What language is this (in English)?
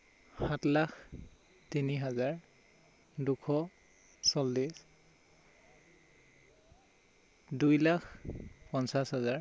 Assamese